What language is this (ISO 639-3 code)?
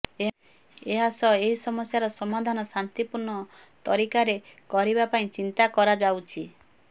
ori